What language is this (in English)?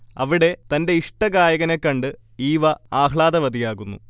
Malayalam